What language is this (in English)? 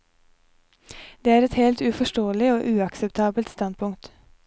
Norwegian